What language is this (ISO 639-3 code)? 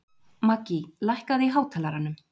isl